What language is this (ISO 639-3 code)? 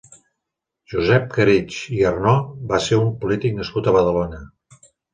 cat